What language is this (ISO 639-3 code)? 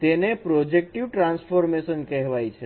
guj